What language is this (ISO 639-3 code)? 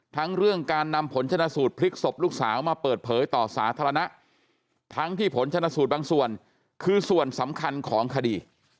tha